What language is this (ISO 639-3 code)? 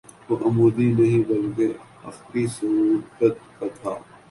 urd